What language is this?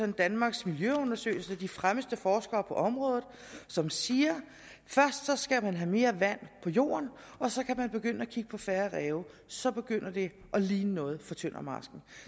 Danish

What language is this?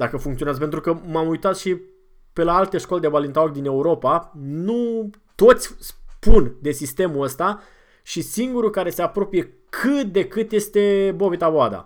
Romanian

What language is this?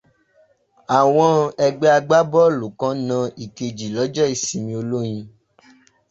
Yoruba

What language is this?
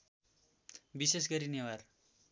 Nepali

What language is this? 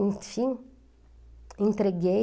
Portuguese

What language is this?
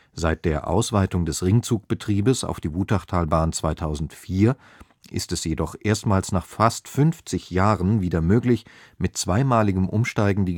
German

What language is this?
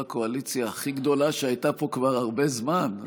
Hebrew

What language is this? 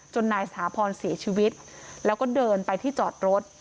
Thai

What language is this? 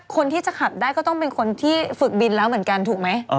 Thai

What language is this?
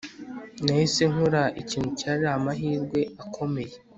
Kinyarwanda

